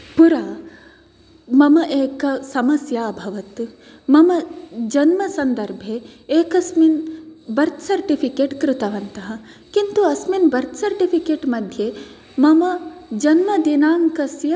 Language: Sanskrit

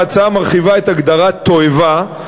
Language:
Hebrew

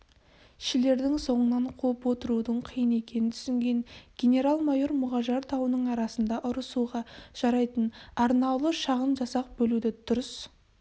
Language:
Kazakh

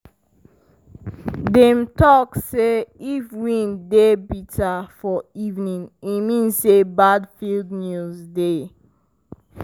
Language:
Nigerian Pidgin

